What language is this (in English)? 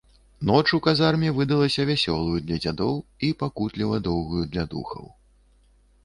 Belarusian